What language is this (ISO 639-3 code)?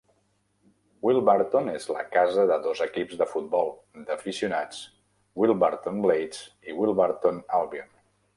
cat